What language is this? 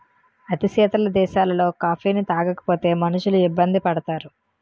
Telugu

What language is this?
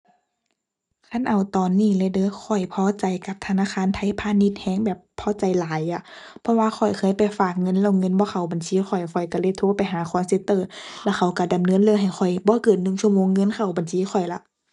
Thai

